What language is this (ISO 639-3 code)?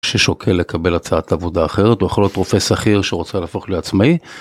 heb